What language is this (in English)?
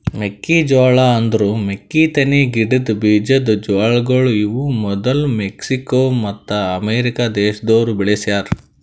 Kannada